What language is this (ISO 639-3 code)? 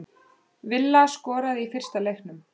isl